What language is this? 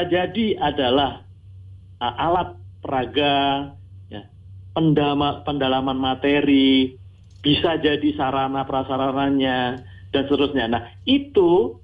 Indonesian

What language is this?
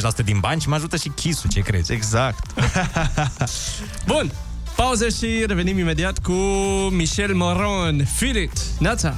Romanian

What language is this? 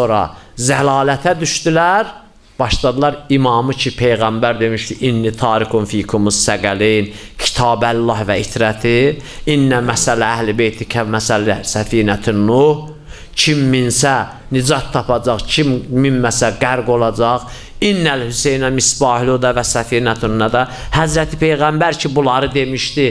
Turkish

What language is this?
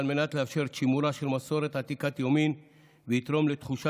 Hebrew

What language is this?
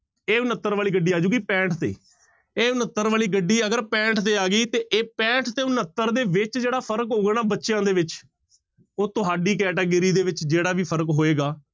Punjabi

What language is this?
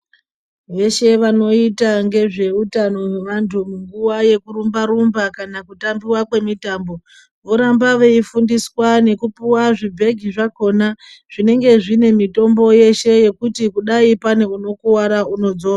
Ndau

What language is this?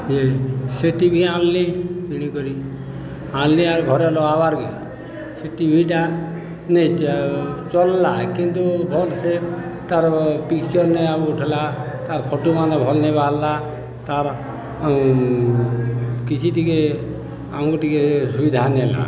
Odia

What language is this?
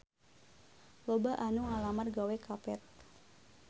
Sundanese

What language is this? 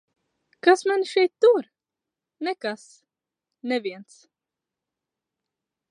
Latvian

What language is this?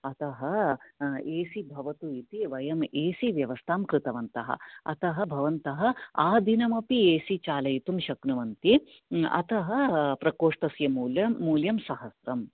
Sanskrit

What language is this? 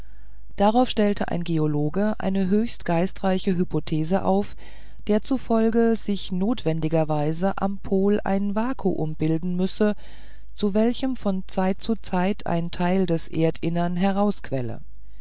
German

